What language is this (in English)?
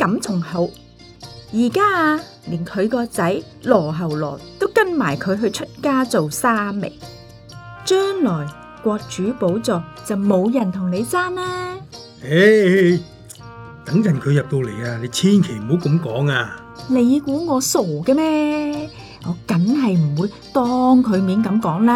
Chinese